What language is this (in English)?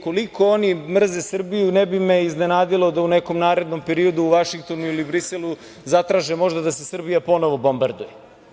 Serbian